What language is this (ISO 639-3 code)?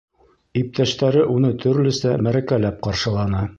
bak